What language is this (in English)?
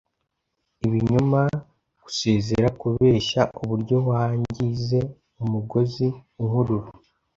Kinyarwanda